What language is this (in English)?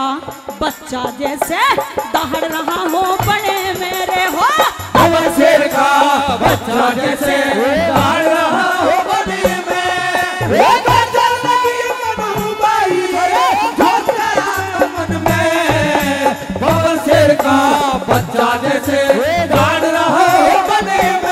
Hindi